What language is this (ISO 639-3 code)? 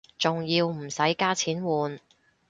yue